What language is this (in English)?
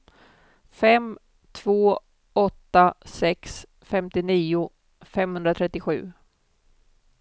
Swedish